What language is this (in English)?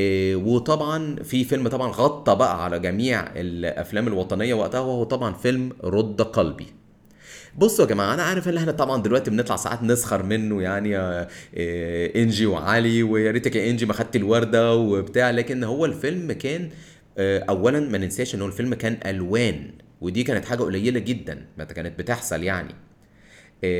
Arabic